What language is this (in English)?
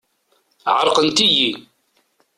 Kabyle